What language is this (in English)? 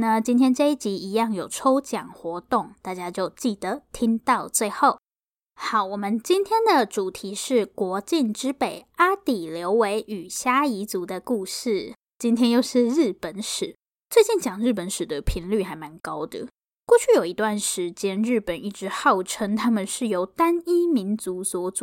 Chinese